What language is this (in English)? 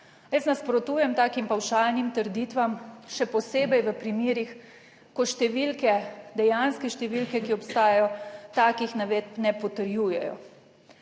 Slovenian